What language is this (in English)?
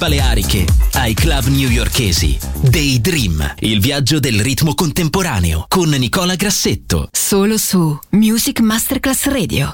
Italian